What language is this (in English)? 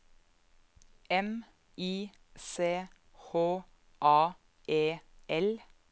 Norwegian